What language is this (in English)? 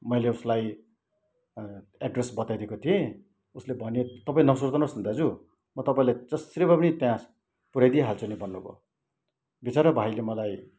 Nepali